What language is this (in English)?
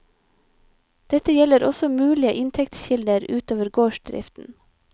Norwegian